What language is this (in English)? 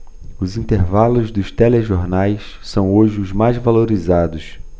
Portuguese